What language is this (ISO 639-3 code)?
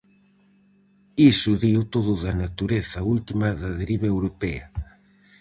glg